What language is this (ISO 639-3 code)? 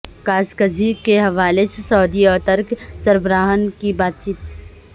urd